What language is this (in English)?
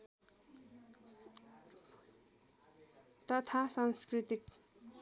Nepali